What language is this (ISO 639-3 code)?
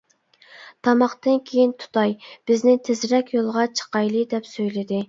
uig